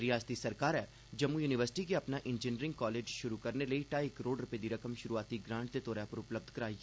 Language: Dogri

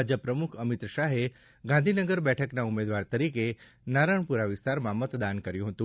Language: Gujarati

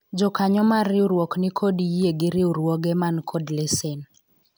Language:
Luo (Kenya and Tanzania)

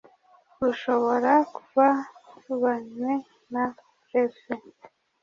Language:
Kinyarwanda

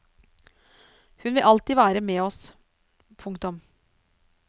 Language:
Norwegian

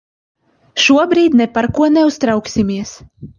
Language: Latvian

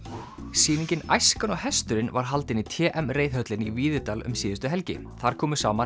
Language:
Icelandic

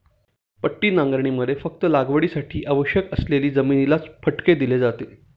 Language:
Marathi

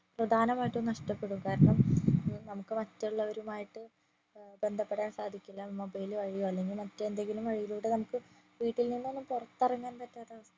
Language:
Malayalam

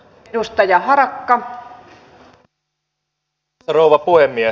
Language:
Finnish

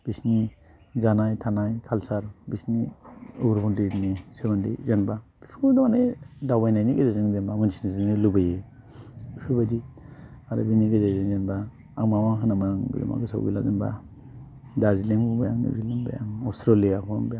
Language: Bodo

